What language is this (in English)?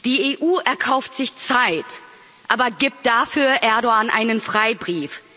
German